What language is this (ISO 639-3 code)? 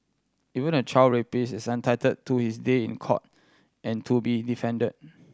eng